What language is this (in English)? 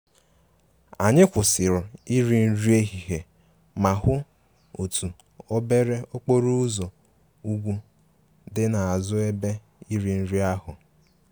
Igbo